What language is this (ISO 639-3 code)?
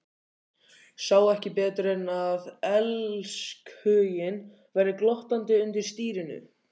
isl